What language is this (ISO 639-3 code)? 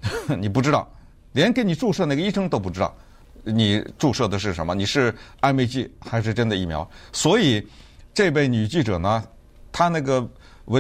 zho